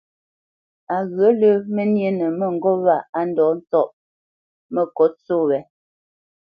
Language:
Bamenyam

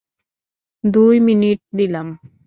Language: Bangla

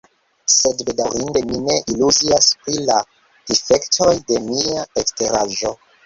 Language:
Esperanto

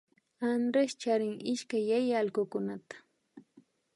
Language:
Imbabura Highland Quichua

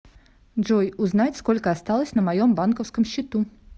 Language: Russian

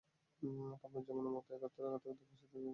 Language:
Bangla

